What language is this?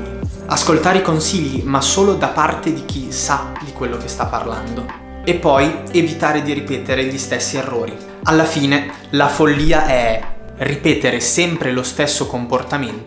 Italian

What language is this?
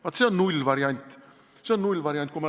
Estonian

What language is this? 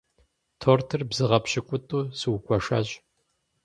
Kabardian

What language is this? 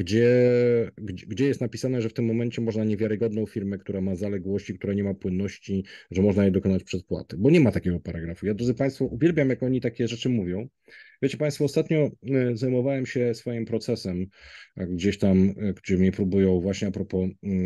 Polish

